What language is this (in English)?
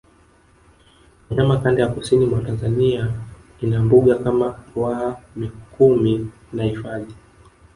Swahili